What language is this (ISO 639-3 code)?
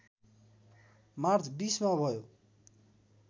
nep